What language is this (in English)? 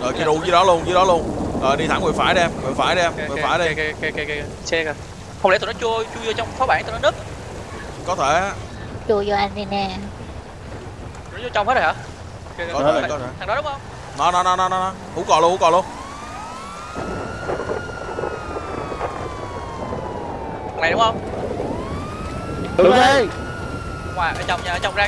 Vietnamese